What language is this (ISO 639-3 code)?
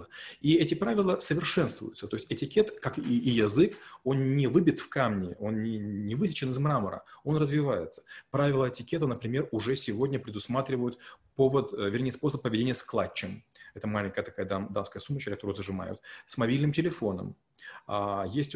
rus